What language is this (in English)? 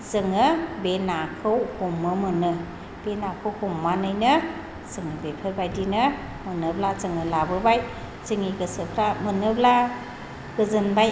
Bodo